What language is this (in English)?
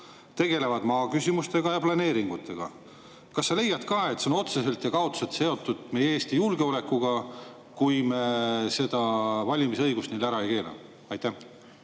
Estonian